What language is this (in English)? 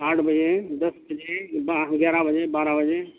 Urdu